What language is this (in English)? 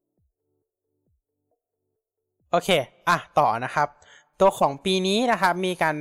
Thai